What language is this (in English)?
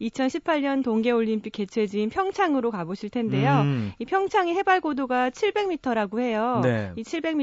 Korean